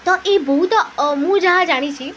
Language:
Odia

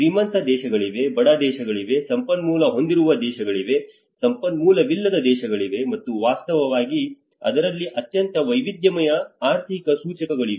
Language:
Kannada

